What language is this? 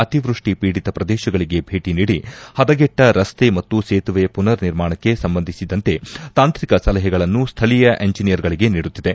Kannada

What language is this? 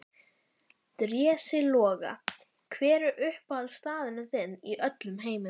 Icelandic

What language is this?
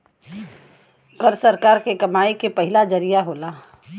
Bhojpuri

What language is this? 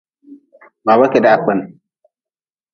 Nawdm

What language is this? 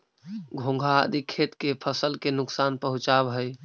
Magahi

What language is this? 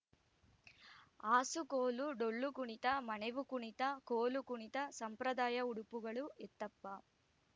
Kannada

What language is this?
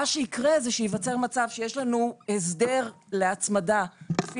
Hebrew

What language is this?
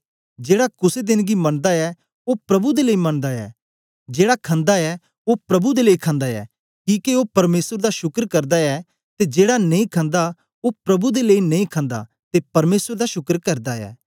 Dogri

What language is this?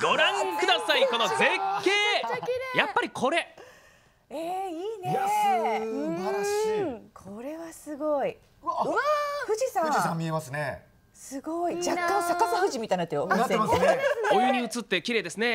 Japanese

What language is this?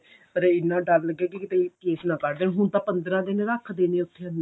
Punjabi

